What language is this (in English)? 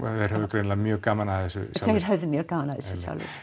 Icelandic